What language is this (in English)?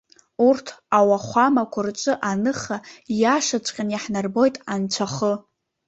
Abkhazian